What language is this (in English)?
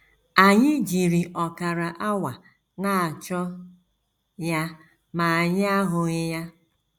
Igbo